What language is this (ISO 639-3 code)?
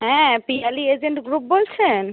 ben